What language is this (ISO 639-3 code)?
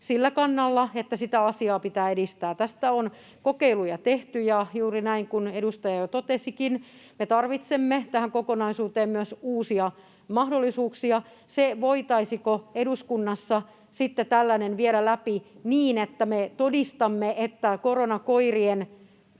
fin